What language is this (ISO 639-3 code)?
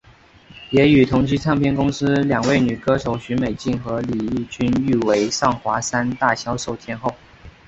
zho